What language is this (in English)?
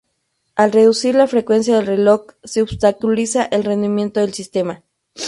Spanish